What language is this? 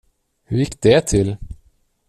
Swedish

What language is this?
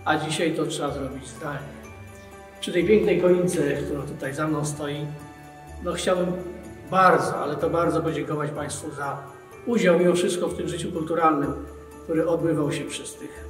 Polish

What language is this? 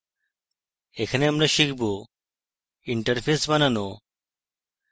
Bangla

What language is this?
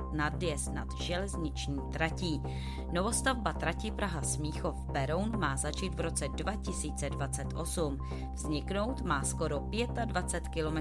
Czech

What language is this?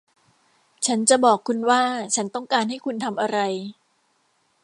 Thai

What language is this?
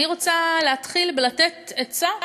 Hebrew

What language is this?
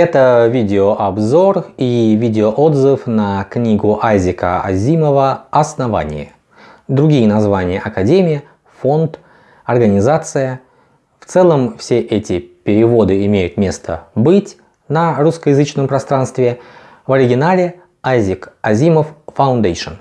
Russian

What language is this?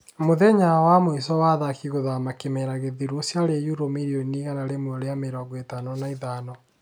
Kikuyu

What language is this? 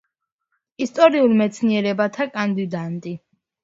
Georgian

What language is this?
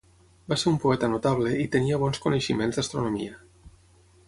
Catalan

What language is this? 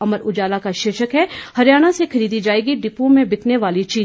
Hindi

